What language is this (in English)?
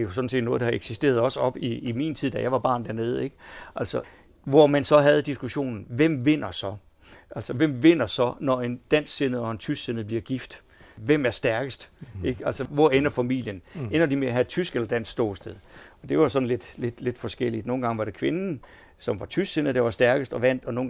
Danish